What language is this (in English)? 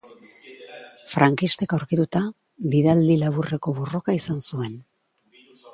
Basque